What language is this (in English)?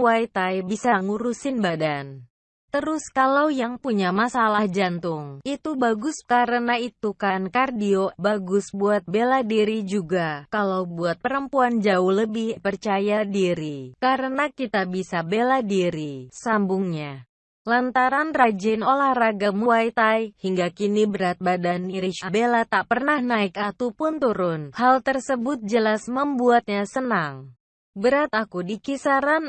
Indonesian